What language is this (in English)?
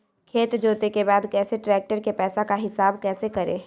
Magahi